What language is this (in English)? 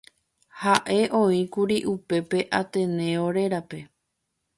Guarani